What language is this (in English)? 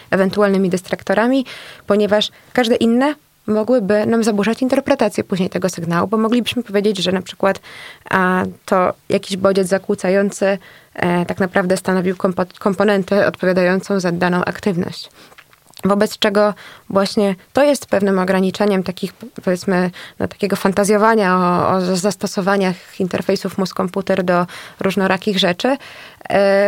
Polish